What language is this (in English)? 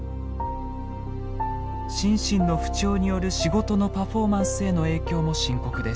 Japanese